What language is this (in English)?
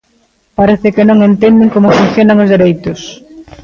Galician